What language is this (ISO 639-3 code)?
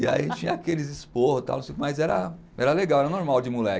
por